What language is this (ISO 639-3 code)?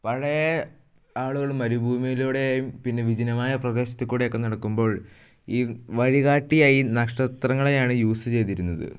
mal